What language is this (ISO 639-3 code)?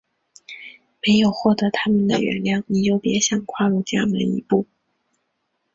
zho